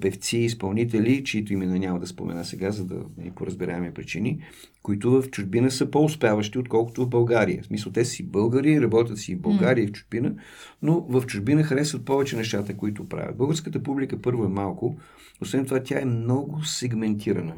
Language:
Bulgarian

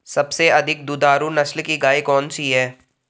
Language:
Hindi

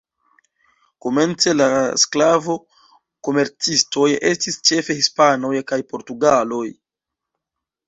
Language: Esperanto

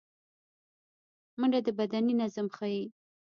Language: Pashto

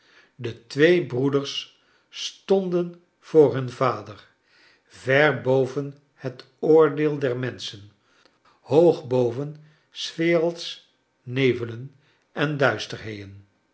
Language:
Dutch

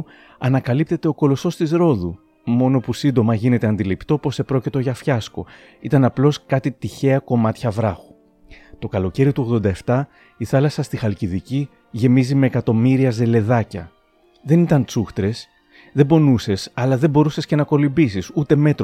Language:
Greek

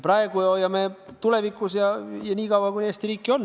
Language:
Estonian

